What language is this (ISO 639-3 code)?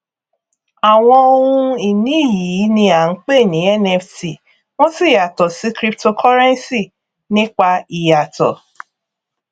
yor